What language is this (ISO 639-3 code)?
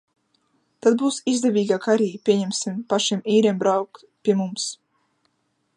lav